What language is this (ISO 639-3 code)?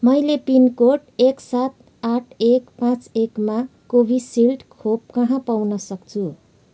nep